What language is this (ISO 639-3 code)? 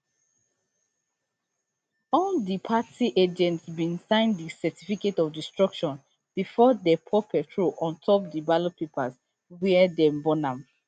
pcm